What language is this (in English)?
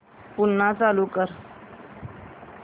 Marathi